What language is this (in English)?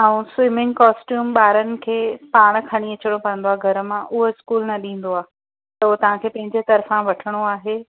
Sindhi